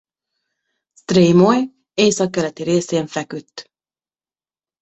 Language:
Hungarian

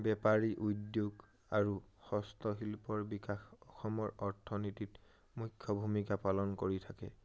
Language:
Assamese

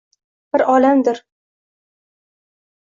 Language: Uzbek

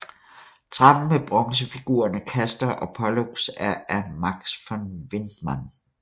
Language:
Danish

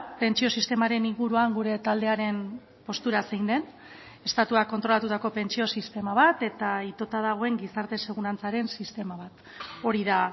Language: Basque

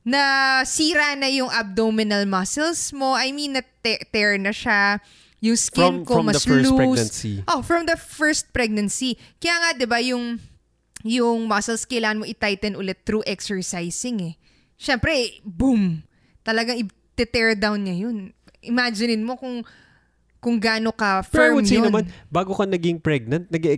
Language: Filipino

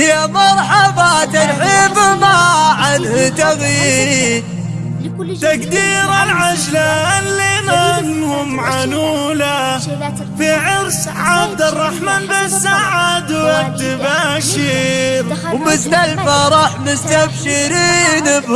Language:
Arabic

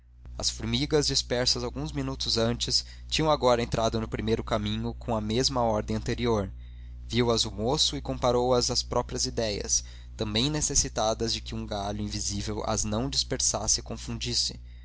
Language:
Portuguese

